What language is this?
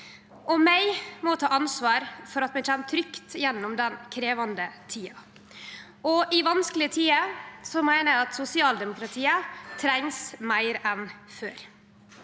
Norwegian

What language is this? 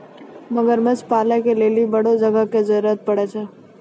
Maithili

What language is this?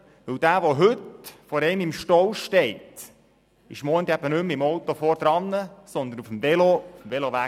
Swiss German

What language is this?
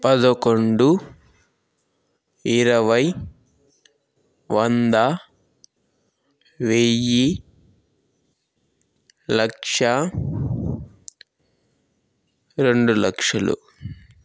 Telugu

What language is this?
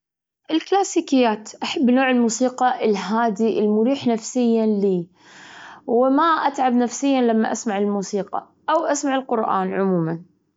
Gulf Arabic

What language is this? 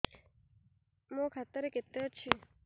Odia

